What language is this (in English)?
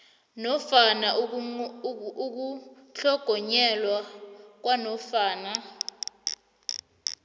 South Ndebele